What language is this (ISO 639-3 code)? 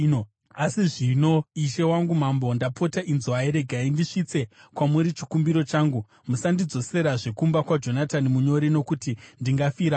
sna